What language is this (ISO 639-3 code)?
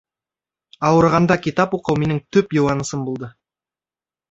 bak